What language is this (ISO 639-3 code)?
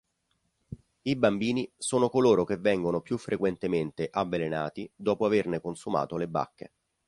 ita